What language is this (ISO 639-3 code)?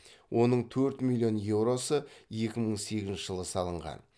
kaz